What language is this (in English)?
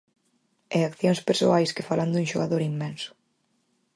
Galician